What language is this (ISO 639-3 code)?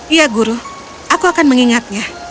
ind